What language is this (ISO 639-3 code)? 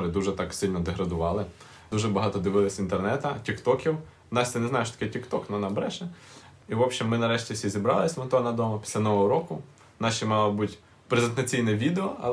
ukr